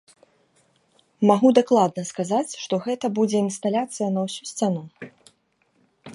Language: Belarusian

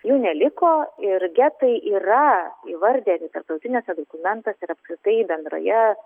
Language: Lithuanian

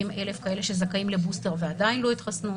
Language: Hebrew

